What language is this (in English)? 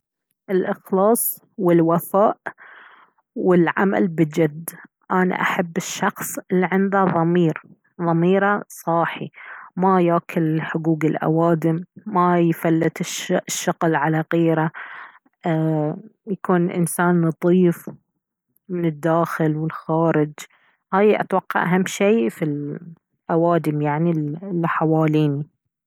Baharna Arabic